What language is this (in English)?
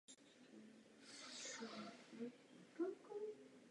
Czech